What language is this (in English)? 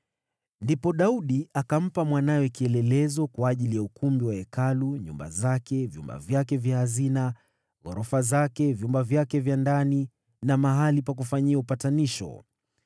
Swahili